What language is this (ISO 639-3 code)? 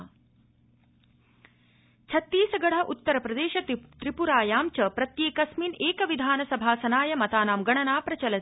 san